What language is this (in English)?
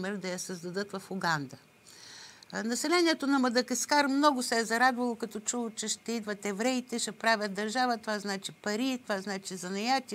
Bulgarian